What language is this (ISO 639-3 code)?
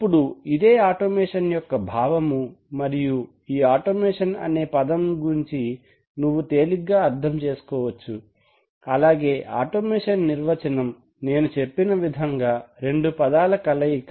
tel